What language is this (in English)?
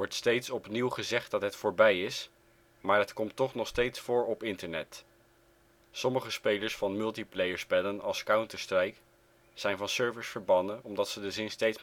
Dutch